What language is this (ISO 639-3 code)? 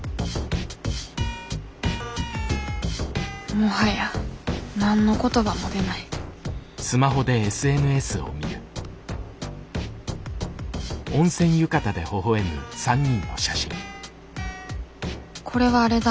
jpn